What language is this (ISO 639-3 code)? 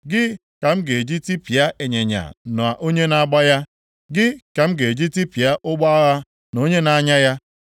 ibo